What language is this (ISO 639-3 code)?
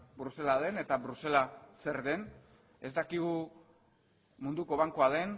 eus